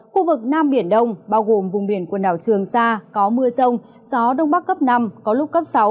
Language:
Vietnamese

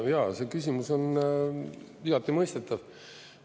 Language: Estonian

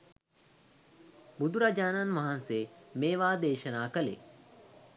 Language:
Sinhala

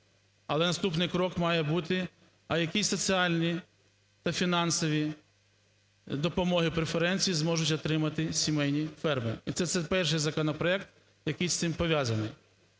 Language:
Ukrainian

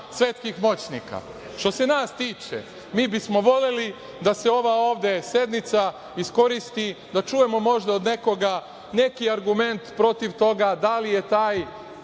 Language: Serbian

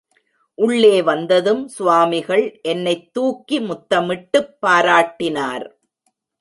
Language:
Tamil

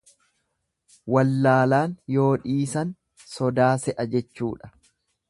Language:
Oromo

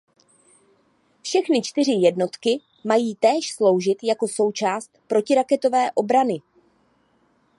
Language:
Czech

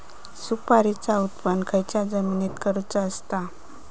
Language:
Marathi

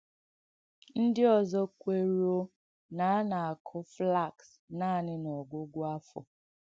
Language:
Igbo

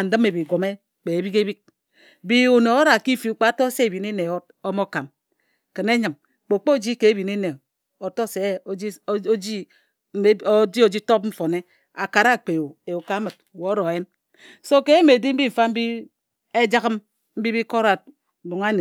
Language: Ejagham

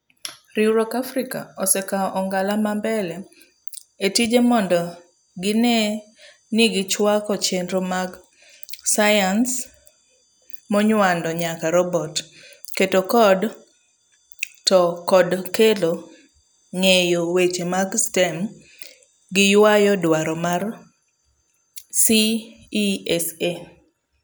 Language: Luo (Kenya and Tanzania)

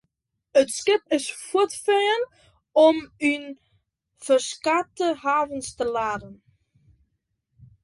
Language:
Western Frisian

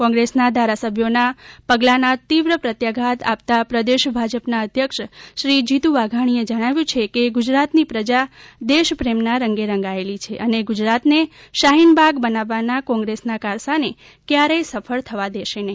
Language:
Gujarati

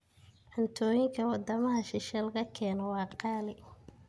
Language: Somali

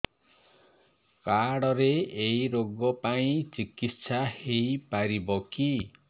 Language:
Odia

